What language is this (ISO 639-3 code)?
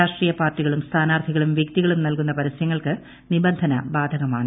mal